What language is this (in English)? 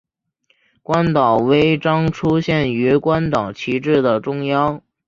Chinese